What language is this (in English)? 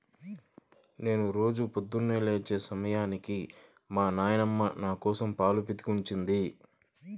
Telugu